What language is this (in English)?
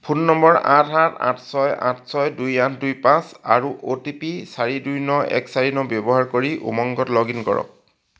Assamese